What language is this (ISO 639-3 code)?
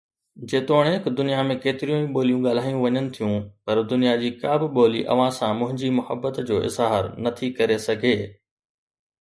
snd